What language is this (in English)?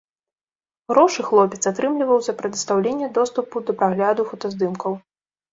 Belarusian